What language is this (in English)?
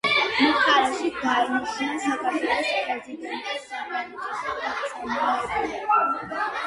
Georgian